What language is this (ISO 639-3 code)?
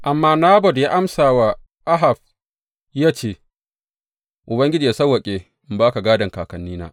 hau